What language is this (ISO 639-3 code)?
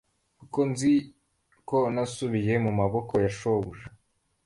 kin